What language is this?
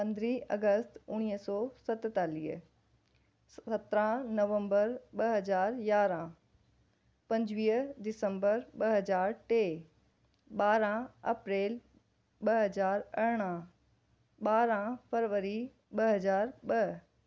Sindhi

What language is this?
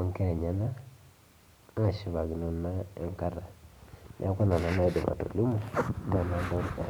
Masai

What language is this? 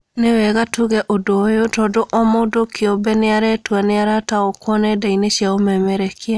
Kikuyu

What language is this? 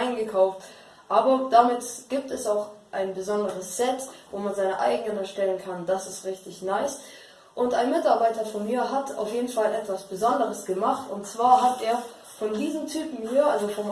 German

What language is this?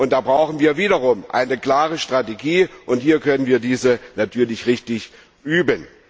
German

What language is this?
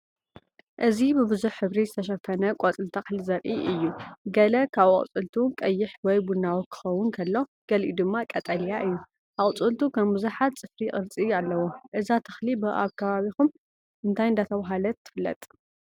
Tigrinya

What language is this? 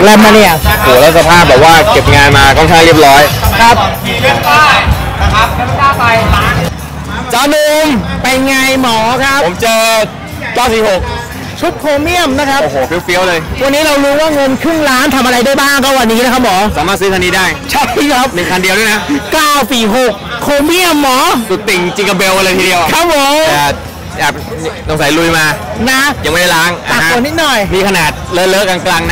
Thai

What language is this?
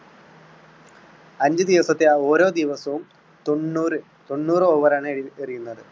Malayalam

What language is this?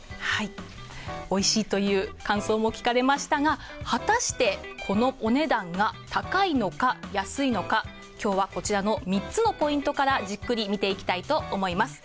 Japanese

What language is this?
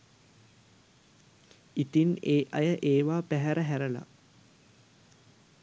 Sinhala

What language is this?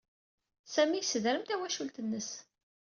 Kabyle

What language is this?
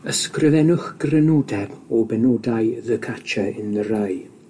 Welsh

